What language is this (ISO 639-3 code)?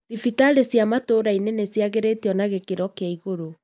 kik